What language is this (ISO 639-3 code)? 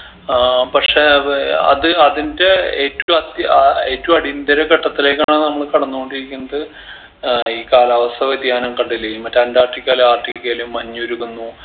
mal